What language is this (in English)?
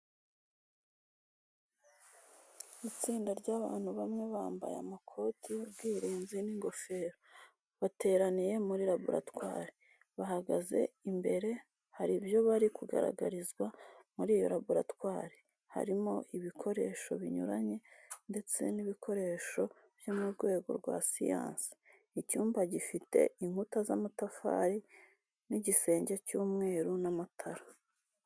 Kinyarwanda